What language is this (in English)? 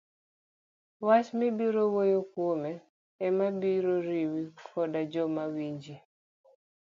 Luo (Kenya and Tanzania)